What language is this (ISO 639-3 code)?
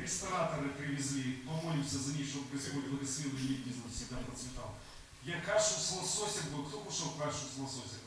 rus